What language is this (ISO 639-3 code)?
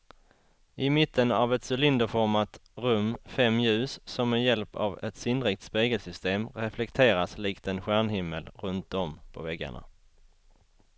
swe